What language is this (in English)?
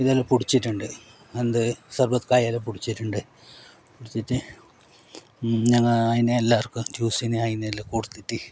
Malayalam